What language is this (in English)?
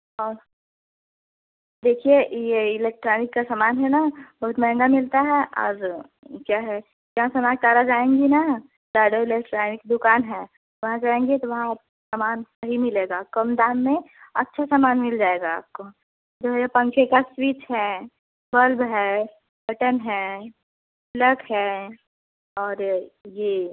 Hindi